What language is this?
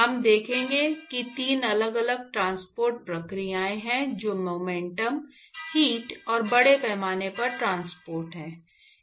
Hindi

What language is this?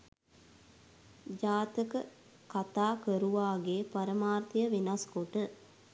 Sinhala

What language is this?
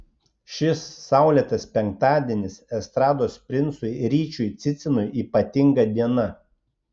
Lithuanian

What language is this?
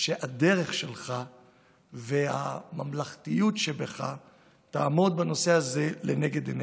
Hebrew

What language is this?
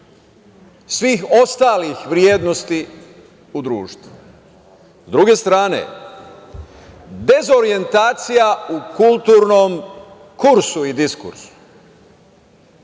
Serbian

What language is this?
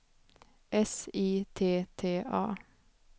Swedish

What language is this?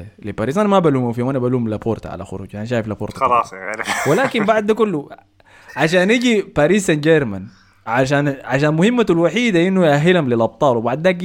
Arabic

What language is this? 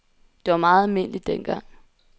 Danish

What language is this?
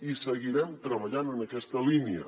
Catalan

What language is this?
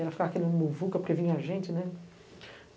Portuguese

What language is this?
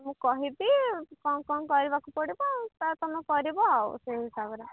Odia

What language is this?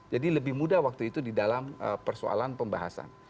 Indonesian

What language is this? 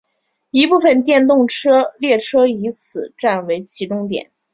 Chinese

